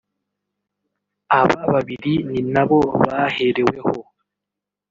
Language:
Kinyarwanda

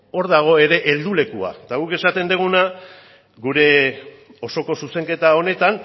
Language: Basque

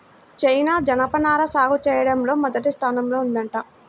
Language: Telugu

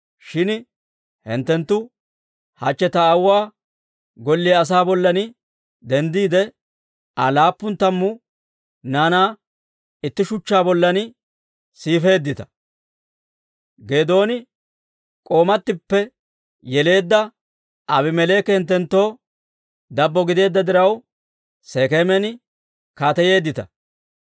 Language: Dawro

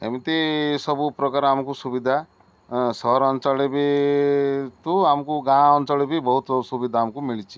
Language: Odia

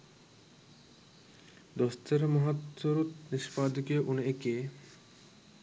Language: Sinhala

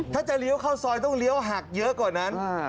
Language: Thai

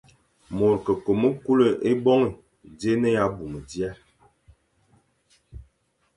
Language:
Fang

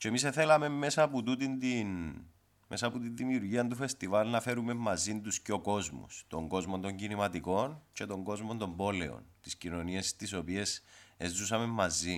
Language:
Greek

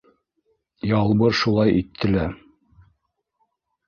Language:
Bashkir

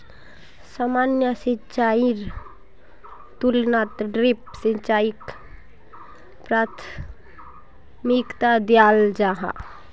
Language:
Magahi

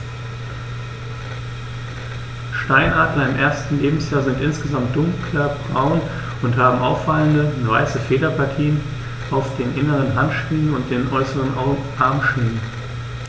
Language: German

